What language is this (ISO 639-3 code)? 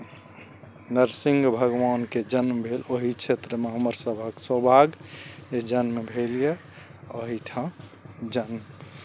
mai